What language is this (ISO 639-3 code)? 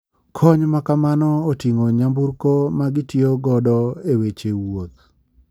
luo